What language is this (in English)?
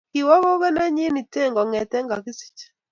Kalenjin